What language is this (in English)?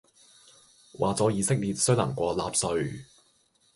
Cantonese